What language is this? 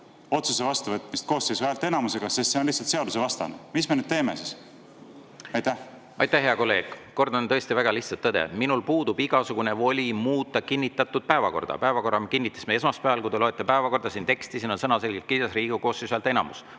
Estonian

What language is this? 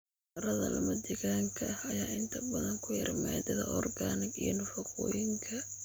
Somali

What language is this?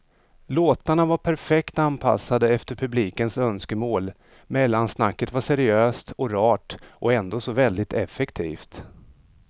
Swedish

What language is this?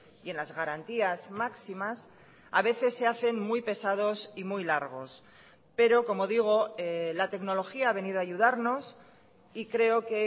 Spanish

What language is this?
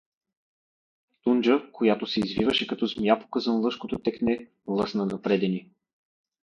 Bulgarian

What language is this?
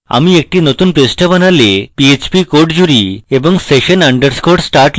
Bangla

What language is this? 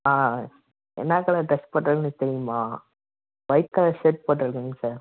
Tamil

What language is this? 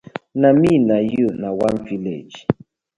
Nigerian Pidgin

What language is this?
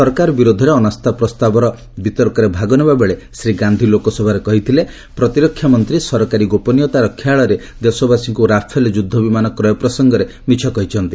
Odia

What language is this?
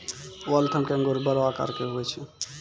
Maithili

